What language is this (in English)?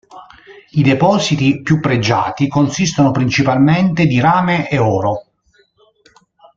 Italian